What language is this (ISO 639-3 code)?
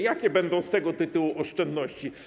pol